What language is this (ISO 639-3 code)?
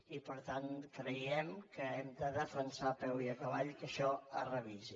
cat